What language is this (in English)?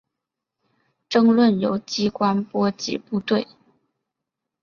Chinese